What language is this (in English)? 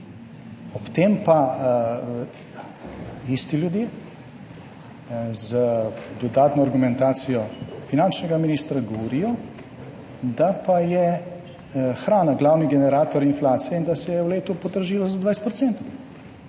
Slovenian